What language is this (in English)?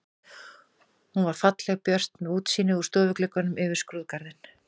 Icelandic